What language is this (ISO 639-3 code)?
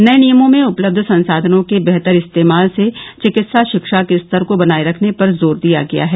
hin